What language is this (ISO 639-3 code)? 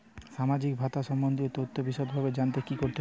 ben